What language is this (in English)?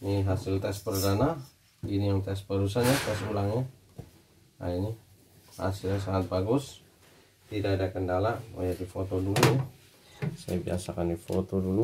Indonesian